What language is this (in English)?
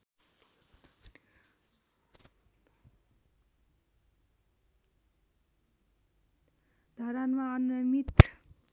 Nepali